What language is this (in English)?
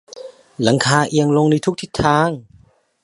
Thai